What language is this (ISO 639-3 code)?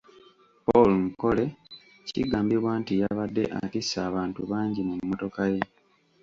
lug